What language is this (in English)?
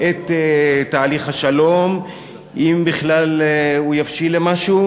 Hebrew